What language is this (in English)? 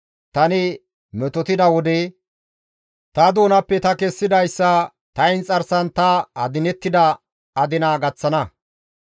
Gamo